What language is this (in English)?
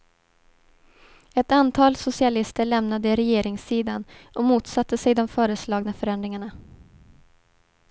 Swedish